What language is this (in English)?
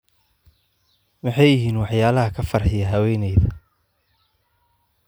Somali